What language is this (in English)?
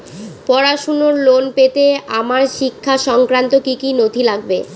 Bangla